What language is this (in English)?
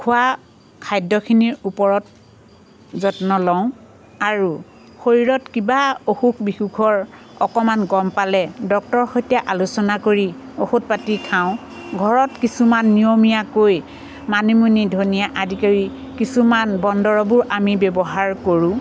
Assamese